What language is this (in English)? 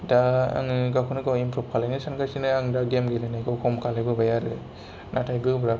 Bodo